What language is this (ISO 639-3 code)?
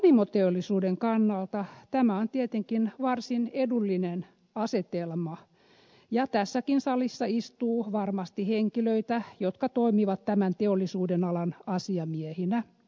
fin